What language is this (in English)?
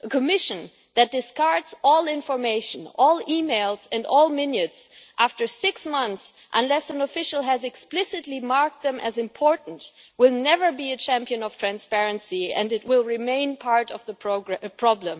English